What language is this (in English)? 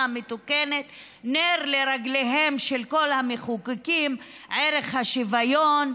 Hebrew